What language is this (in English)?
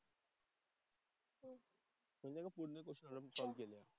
Marathi